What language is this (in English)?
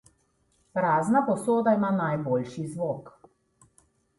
Slovenian